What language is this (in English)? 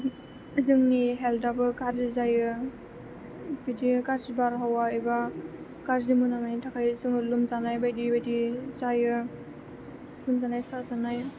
Bodo